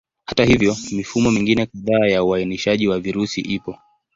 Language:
Swahili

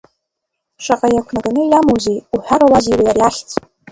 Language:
Abkhazian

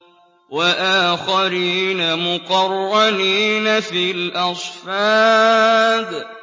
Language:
Arabic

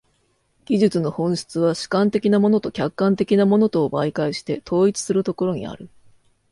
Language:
Japanese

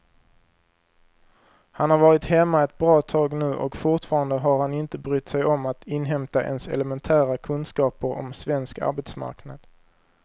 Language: Swedish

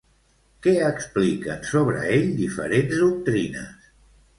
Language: Catalan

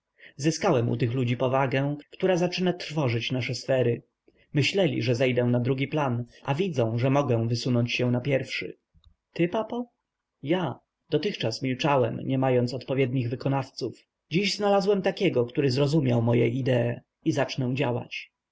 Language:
Polish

